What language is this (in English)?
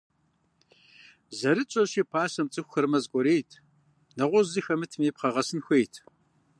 Kabardian